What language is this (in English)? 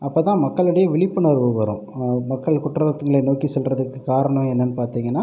Tamil